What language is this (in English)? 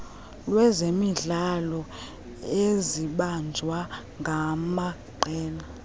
Xhosa